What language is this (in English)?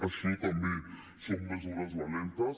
Catalan